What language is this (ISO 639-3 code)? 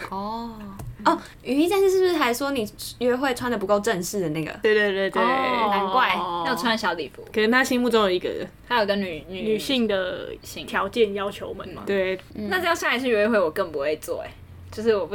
zho